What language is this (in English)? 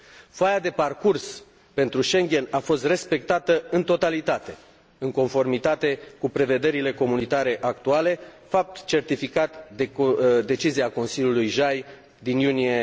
Romanian